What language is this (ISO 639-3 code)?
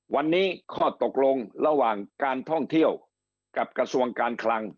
tha